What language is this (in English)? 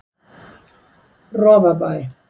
Icelandic